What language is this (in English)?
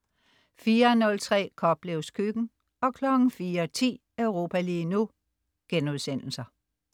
Danish